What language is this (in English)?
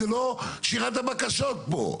Hebrew